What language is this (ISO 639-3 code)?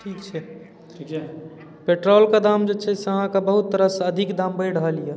mai